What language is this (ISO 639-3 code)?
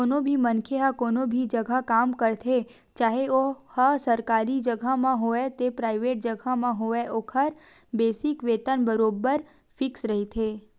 hne